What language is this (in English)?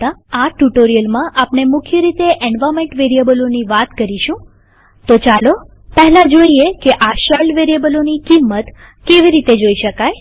Gujarati